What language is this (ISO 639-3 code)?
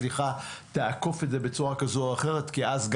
heb